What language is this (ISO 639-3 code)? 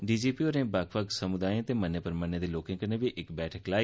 doi